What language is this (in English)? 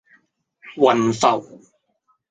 Cantonese